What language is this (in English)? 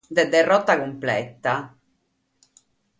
Sardinian